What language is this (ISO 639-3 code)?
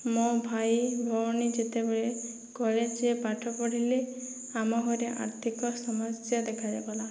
ori